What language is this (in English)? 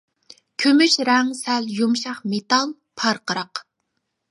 Uyghur